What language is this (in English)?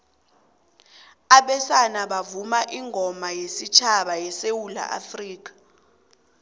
South Ndebele